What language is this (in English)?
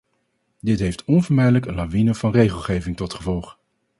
Dutch